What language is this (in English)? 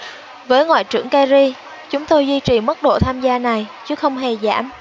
Vietnamese